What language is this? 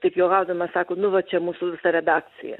Lithuanian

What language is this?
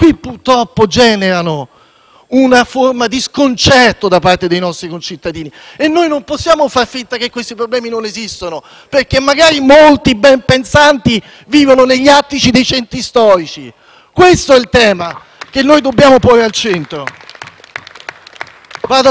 Italian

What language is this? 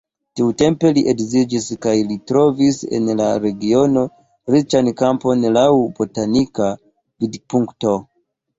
Esperanto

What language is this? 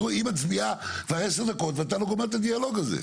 Hebrew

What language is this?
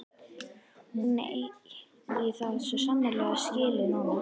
Icelandic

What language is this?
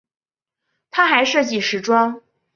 Chinese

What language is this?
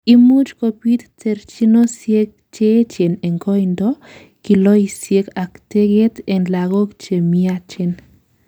Kalenjin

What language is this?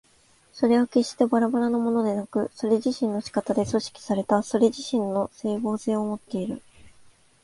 Japanese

